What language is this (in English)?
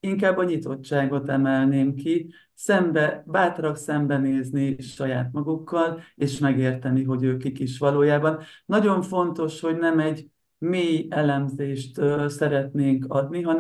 Hungarian